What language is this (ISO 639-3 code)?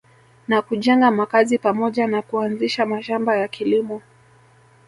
swa